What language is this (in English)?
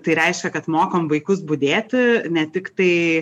Lithuanian